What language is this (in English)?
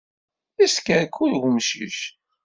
Kabyle